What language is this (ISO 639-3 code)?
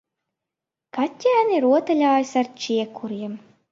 lav